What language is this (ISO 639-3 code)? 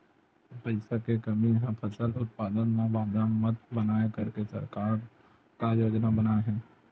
hne